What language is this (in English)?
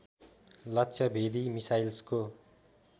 Nepali